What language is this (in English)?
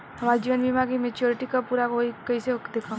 Bhojpuri